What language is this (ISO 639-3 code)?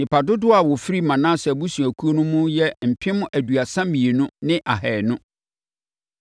aka